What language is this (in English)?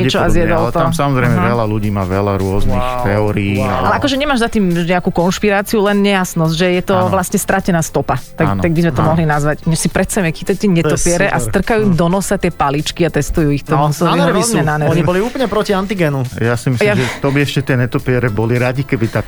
Slovak